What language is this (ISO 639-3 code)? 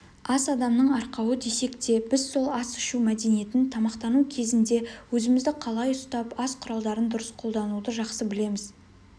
kaz